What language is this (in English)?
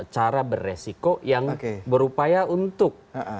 Indonesian